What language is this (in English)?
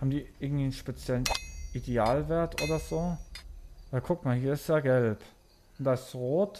German